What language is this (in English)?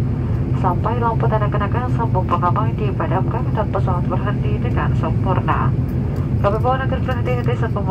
Indonesian